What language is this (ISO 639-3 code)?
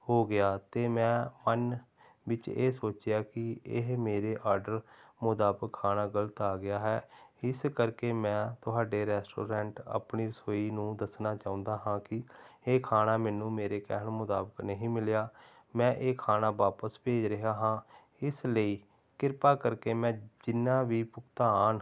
pan